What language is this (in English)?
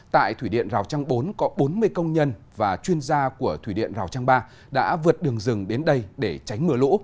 Vietnamese